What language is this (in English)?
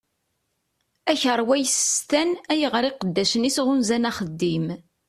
Kabyle